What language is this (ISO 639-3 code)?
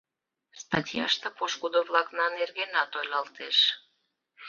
chm